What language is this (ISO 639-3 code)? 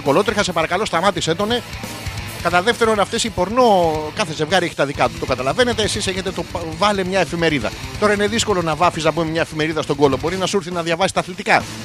ell